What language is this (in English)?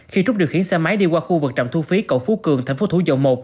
Vietnamese